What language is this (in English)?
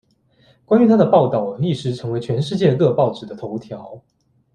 Chinese